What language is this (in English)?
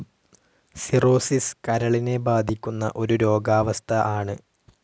Malayalam